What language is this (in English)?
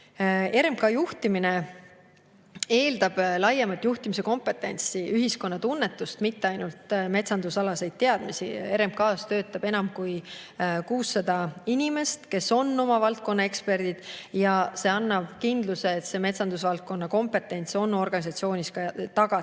Estonian